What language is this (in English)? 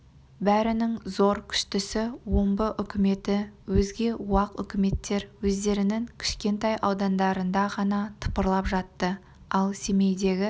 Kazakh